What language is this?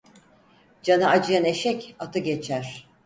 Turkish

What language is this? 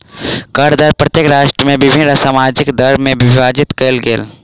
Maithili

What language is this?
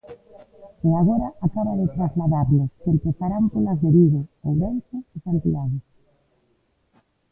Galician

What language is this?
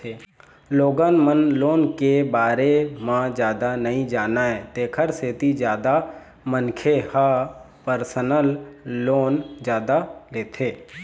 Chhattisgarhi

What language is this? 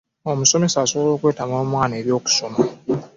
Ganda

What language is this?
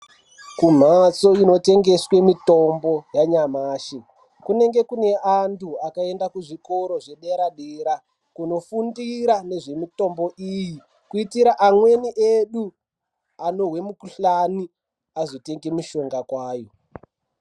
Ndau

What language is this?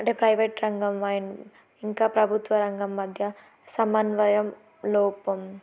Telugu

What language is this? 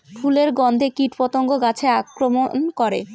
Bangla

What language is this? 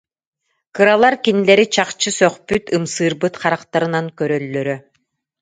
Yakut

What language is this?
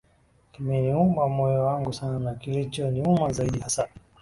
Swahili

